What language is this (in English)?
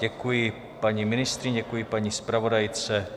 Czech